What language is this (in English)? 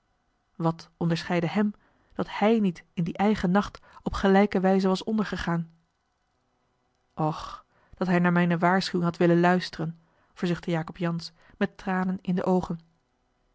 Dutch